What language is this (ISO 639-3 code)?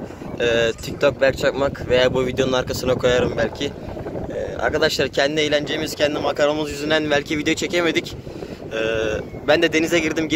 tur